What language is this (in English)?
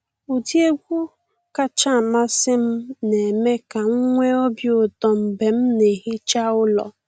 Igbo